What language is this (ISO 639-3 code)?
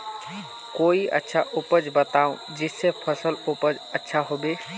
mag